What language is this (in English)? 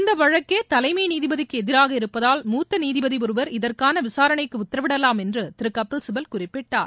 Tamil